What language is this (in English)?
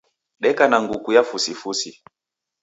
Taita